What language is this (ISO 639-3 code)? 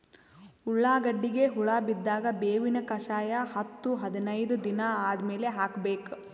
kan